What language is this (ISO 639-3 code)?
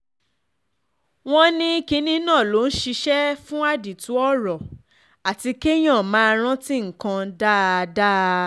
yor